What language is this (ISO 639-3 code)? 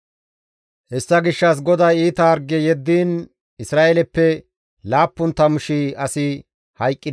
gmv